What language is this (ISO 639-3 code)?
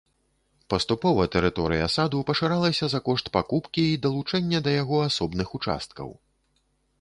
bel